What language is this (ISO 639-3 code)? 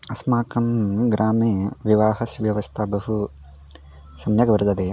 san